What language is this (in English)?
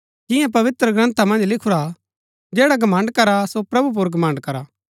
Gaddi